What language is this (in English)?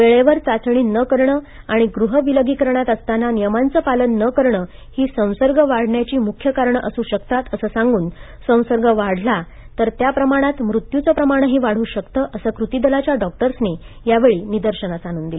Marathi